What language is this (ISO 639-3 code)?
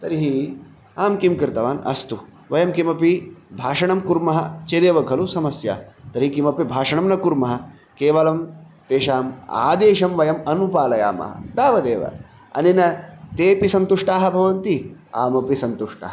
san